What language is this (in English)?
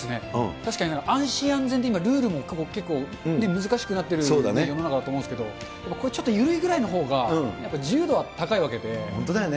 Japanese